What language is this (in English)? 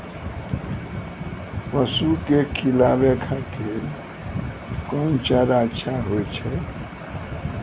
Maithili